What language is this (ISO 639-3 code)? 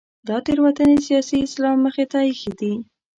pus